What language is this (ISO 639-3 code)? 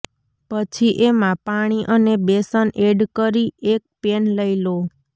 guj